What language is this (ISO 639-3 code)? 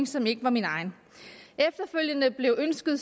dan